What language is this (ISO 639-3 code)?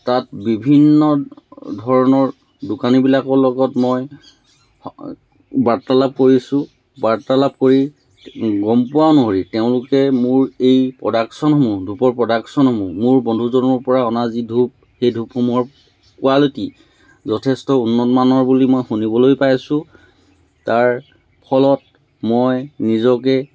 asm